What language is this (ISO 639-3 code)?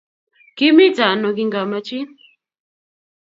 kln